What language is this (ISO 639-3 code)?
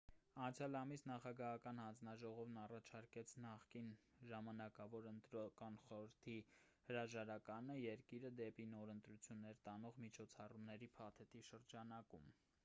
hye